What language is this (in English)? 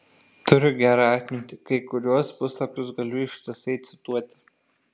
Lithuanian